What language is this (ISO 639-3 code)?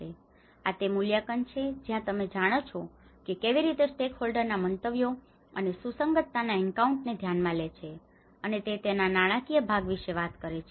guj